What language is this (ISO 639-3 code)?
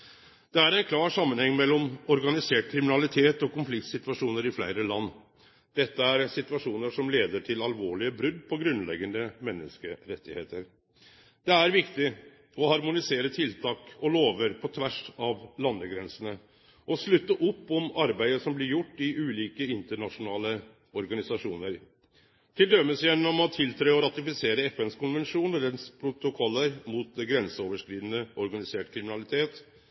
nno